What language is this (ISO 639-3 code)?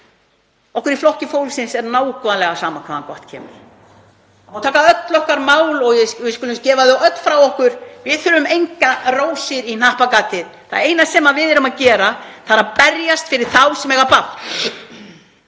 isl